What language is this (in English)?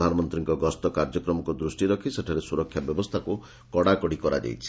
Odia